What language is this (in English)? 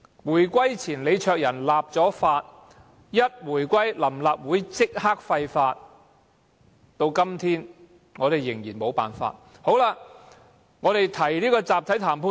Cantonese